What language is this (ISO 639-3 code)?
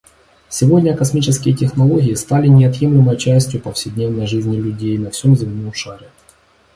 rus